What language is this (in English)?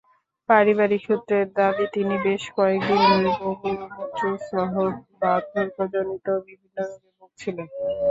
Bangla